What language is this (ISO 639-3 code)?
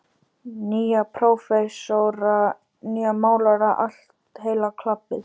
isl